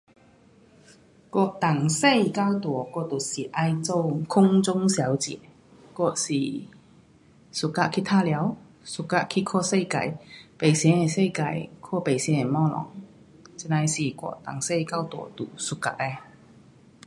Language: Pu-Xian Chinese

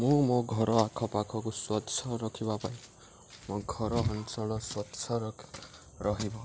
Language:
Odia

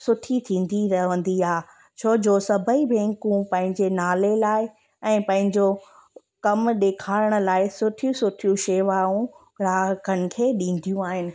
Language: Sindhi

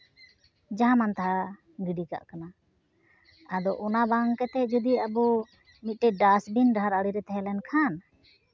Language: Santali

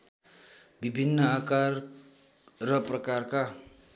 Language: Nepali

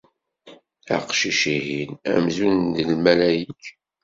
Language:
Kabyle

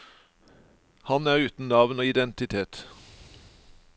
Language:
Norwegian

